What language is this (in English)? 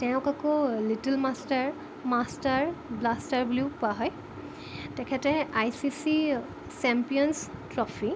Assamese